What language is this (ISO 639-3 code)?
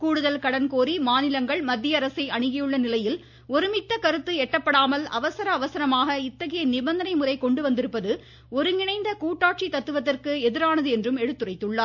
tam